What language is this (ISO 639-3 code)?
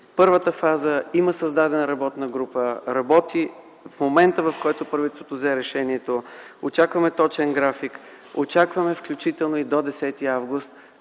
bul